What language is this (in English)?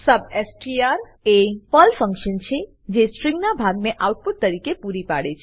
Gujarati